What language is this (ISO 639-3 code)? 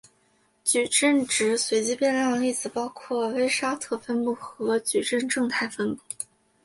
zho